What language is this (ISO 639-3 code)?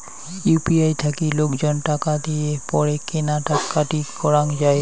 ben